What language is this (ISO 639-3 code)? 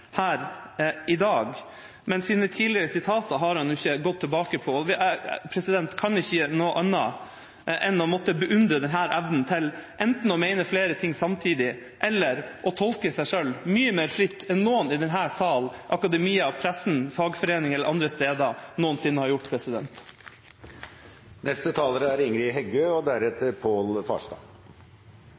nor